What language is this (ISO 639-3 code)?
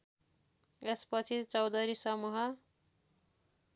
nep